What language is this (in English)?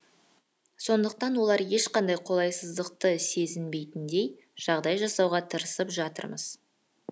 Kazakh